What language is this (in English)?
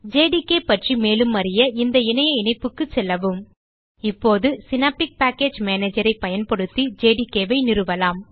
Tamil